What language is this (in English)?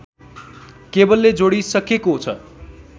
Nepali